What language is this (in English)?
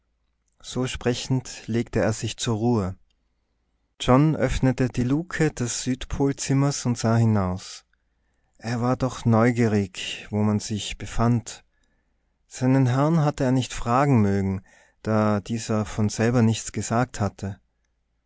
German